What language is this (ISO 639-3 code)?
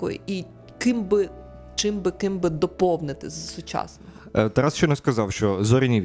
ukr